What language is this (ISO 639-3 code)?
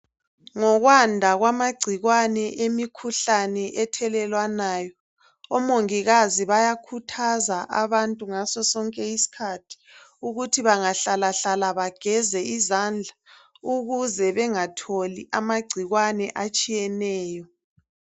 nde